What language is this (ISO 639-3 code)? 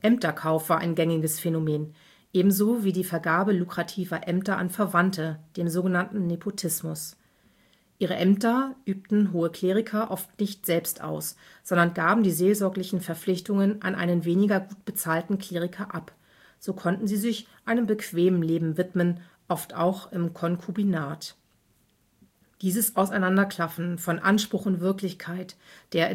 deu